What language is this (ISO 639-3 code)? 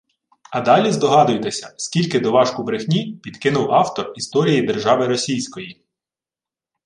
ukr